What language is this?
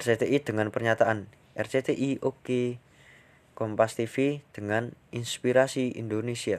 Indonesian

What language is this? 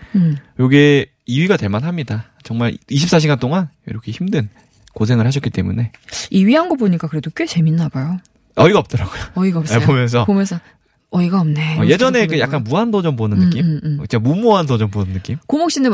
Korean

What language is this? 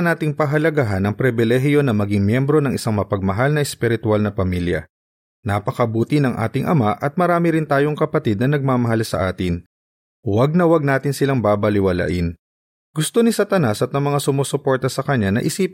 Filipino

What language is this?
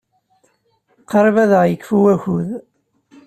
Kabyle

